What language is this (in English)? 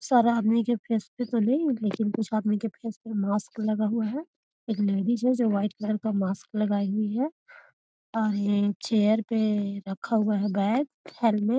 Magahi